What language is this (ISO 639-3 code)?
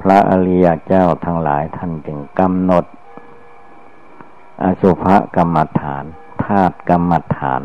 tha